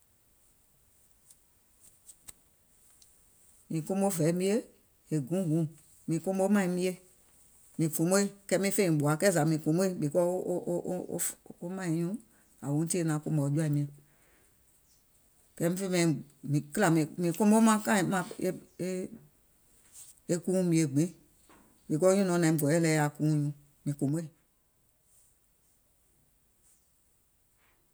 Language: Gola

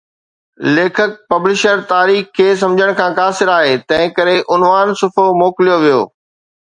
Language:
Sindhi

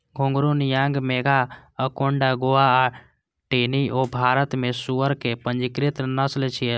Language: Maithili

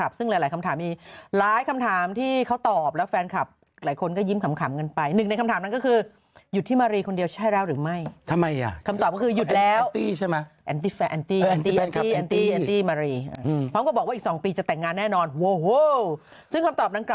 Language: Thai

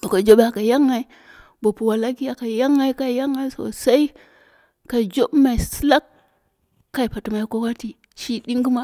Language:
Dera (Nigeria)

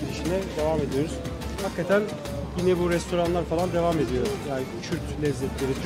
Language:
Turkish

